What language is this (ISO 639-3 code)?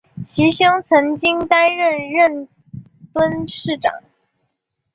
zho